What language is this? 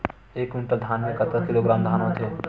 Chhattisgarhi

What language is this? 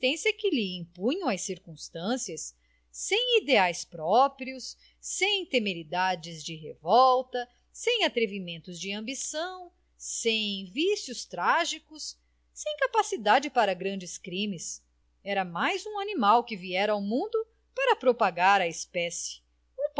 Portuguese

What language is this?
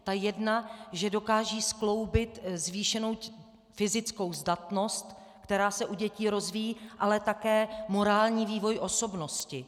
Czech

